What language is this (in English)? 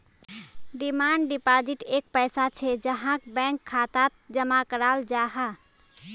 Magahi